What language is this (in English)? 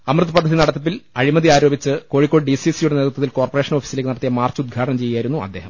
Malayalam